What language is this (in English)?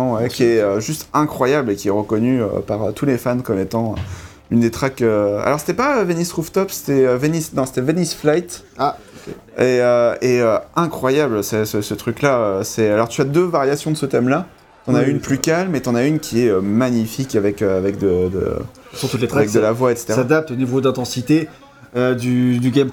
French